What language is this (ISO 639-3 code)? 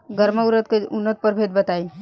bho